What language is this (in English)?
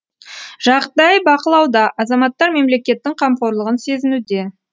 Kazakh